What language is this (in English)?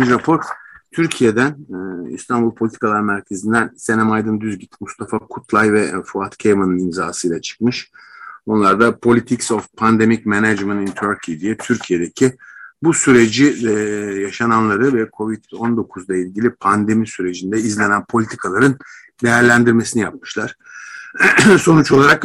Turkish